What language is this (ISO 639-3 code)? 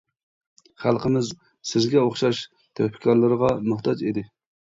uig